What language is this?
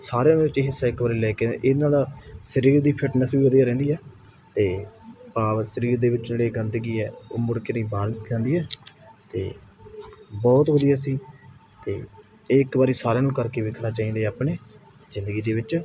Punjabi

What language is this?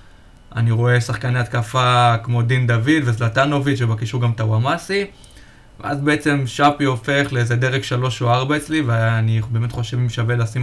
Hebrew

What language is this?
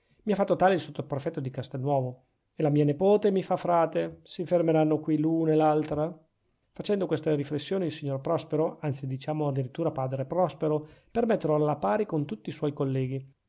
Italian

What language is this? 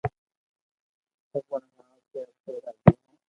Loarki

